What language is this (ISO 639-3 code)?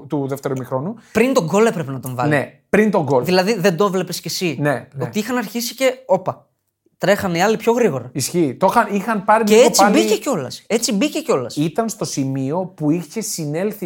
ell